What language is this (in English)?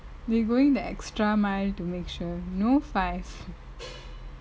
English